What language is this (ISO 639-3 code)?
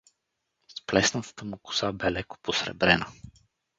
bul